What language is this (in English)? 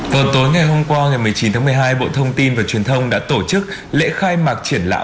Vietnamese